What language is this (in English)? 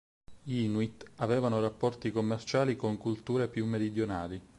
Italian